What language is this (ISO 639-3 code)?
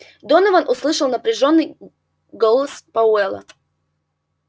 rus